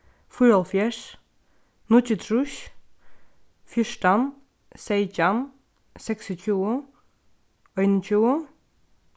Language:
Faroese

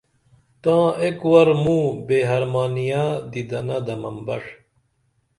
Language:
Dameli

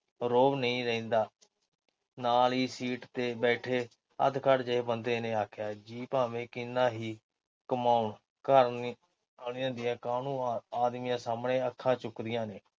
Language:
Punjabi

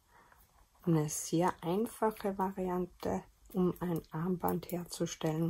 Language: German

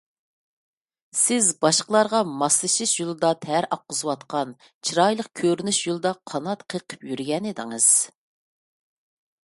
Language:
Uyghur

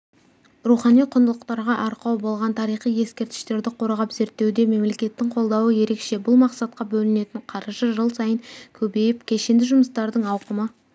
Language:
Kazakh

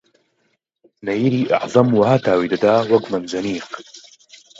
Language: Central Kurdish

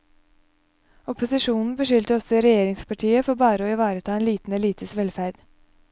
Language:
Norwegian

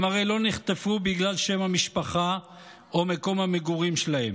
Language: Hebrew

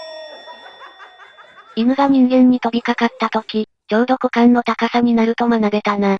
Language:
Japanese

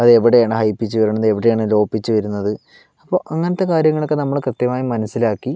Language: Malayalam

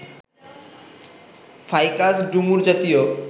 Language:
Bangla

